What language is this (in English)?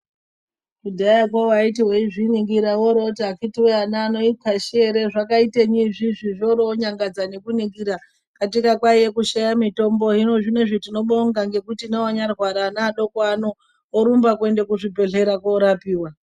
Ndau